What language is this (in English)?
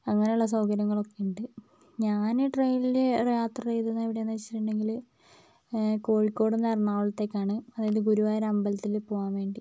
Malayalam